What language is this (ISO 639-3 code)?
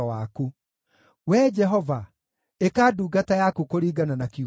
kik